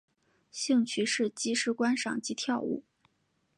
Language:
Chinese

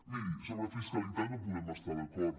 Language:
Catalan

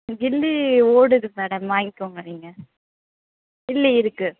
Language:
Tamil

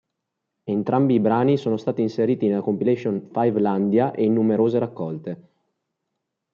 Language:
Italian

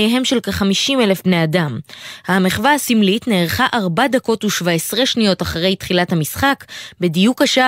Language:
Hebrew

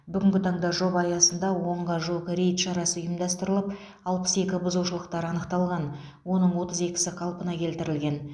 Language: Kazakh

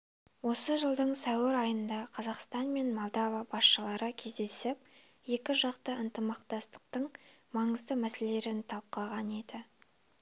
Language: Kazakh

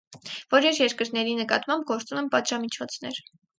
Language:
Armenian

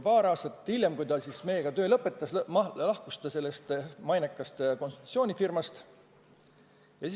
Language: Estonian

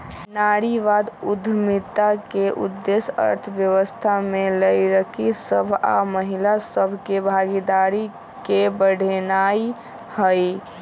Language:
Magahi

